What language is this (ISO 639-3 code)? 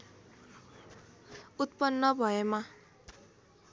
nep